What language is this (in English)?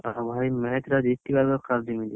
Odia